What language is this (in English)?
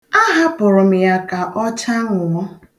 Igbo